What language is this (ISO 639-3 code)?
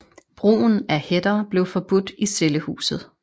dan